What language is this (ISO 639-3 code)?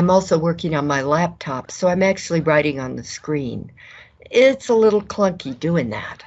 eng